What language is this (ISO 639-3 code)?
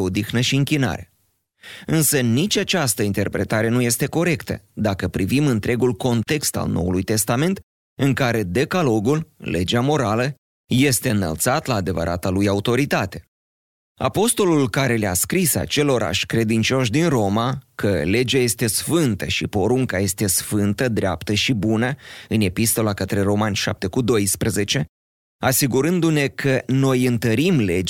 ron